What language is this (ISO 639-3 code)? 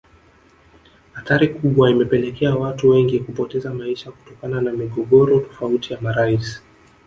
swa